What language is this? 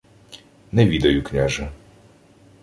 Ukrainian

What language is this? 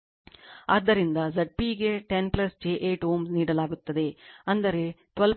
Kannada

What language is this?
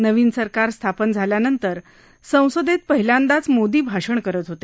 Marathi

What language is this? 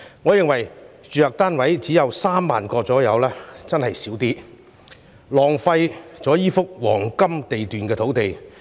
Cantonese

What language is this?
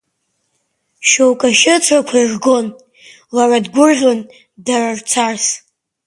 Abkhazian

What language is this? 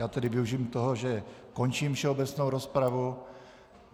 Czech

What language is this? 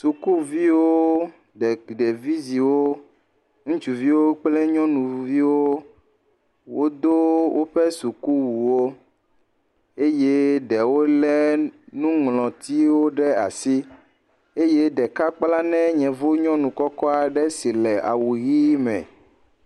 Ewe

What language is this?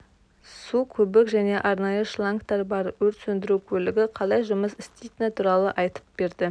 Kazakh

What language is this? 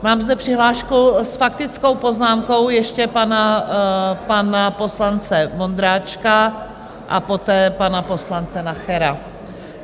Czech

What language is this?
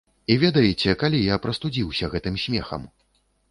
Belarusian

